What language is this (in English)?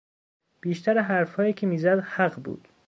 Persian